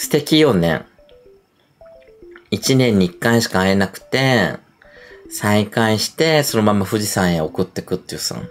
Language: Japanese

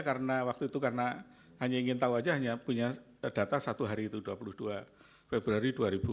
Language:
Indonesian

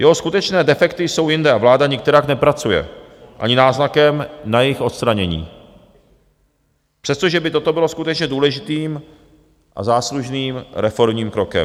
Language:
Czech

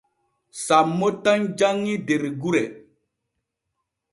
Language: Borgu Fulfulde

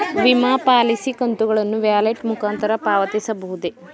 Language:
Kannada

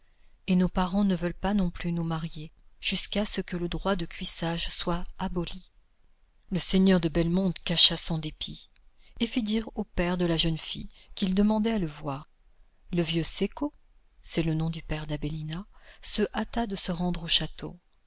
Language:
French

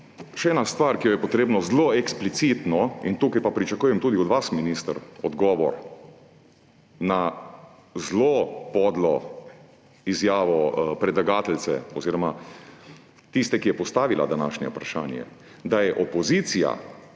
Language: Slovenian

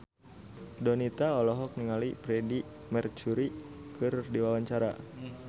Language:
Sundanese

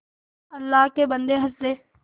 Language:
Hindi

